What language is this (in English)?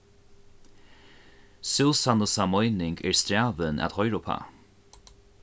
Faroese